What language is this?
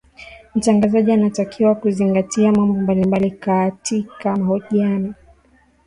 Swahili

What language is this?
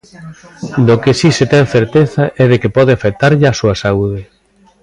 Galician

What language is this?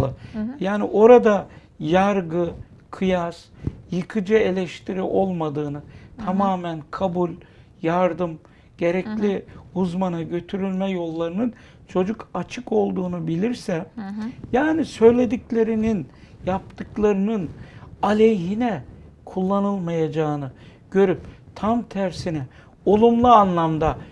Turkish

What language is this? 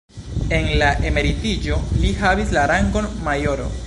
Esperanto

